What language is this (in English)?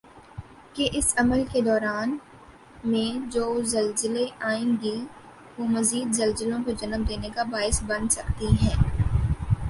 Urdu